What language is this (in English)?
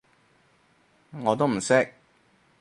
Cantonese